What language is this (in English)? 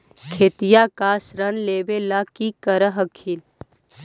Magahi